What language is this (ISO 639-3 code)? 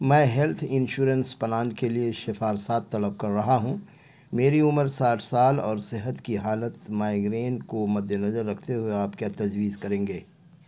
urd